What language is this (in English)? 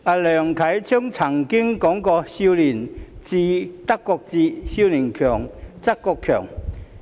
Cantonese